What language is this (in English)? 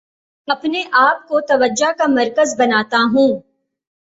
Urdu